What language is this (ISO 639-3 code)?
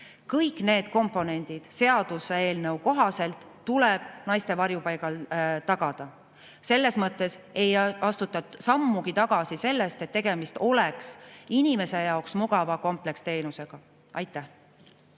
est